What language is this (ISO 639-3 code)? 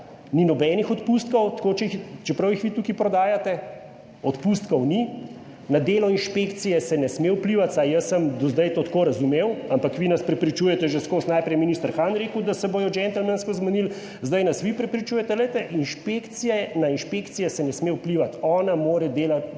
slv